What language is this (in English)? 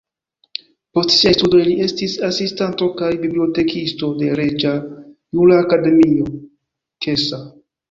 Esperanto